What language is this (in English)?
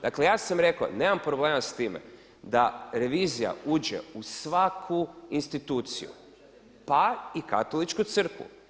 Croatian